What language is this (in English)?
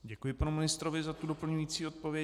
Czech